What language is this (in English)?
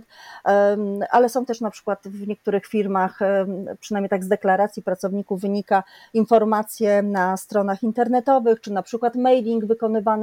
Polish